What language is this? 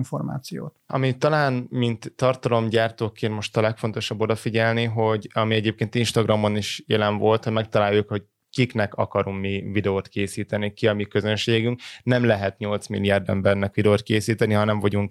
Hungarian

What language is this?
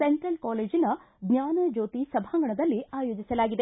Kannada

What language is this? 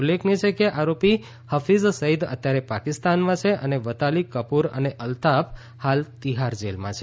Gujarati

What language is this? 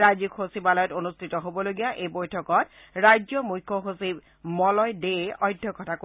Assamese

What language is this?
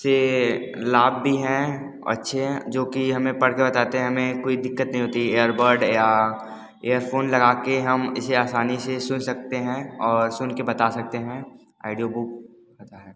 Hindi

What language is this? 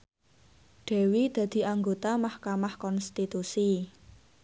Javanese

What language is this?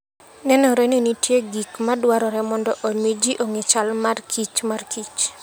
Luo (Kenya and Tanzania)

